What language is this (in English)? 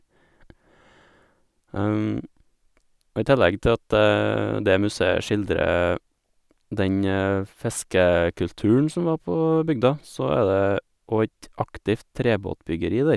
Norwegian